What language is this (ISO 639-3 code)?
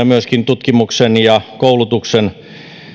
fin